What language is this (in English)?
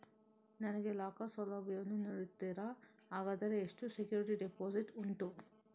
Kannada